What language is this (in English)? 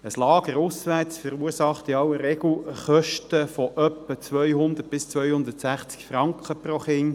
Swiss German